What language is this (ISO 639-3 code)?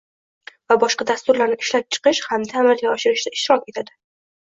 uzb